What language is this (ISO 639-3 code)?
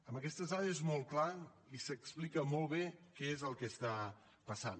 cat